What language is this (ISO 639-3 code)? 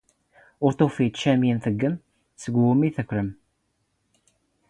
zgh